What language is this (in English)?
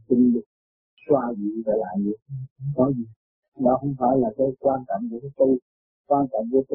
Vietnamese